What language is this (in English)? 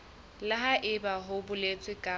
Southern Sotho